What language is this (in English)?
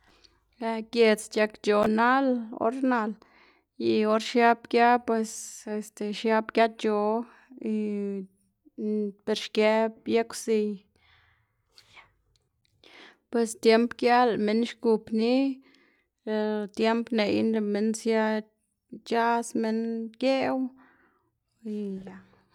Xanaguía Zapotec